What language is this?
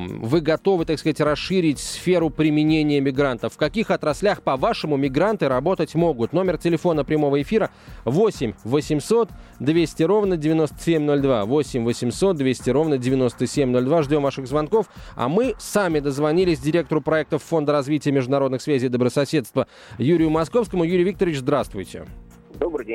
Russian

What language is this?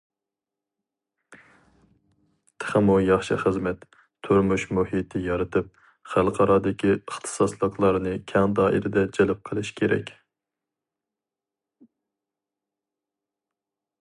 Uyghur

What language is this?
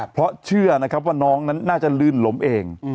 Thai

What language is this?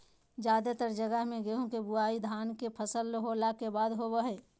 Magahi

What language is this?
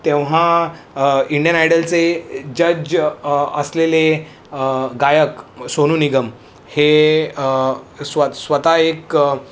Marathi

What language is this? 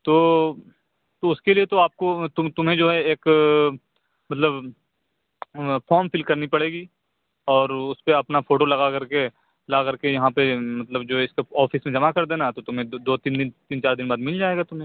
Urdu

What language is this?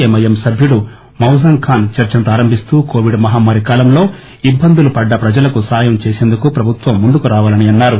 Telugu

